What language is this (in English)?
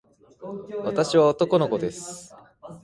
Japanese